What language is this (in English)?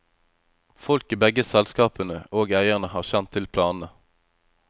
Norwegian